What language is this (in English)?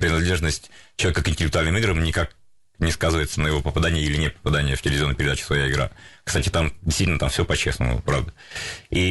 Russian